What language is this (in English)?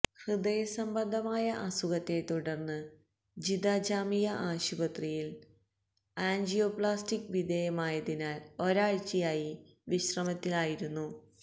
Malayalam